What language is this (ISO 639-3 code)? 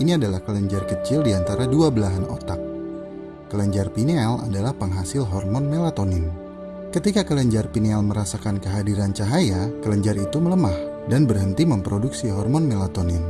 ind